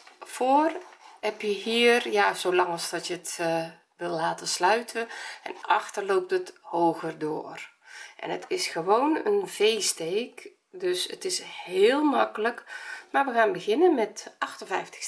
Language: Dutch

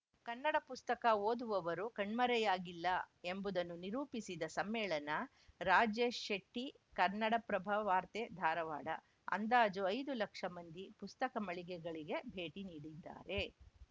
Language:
Kannada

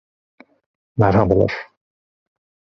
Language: Turkish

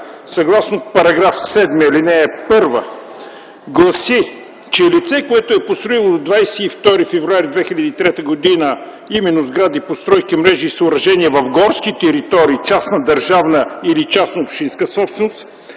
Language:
Bulgarian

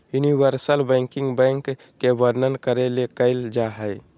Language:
Magahi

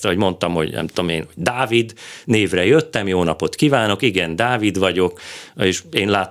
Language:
Hungarian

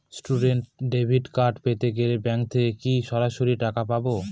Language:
Bangla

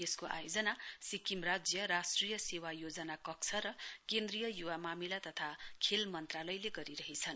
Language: Nepali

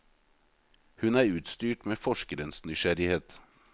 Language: Norwegian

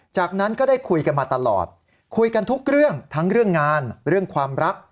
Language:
Thai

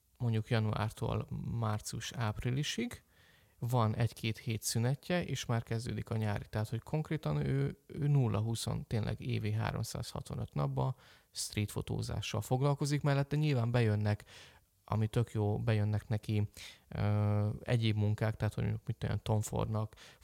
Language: Hungarian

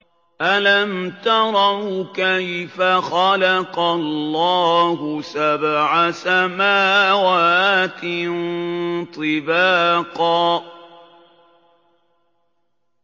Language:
Arabic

